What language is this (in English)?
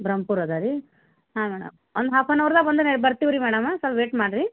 Kannada